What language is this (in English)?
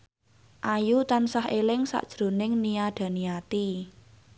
Javanese